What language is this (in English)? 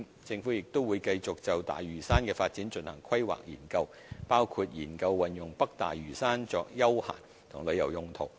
Cantonese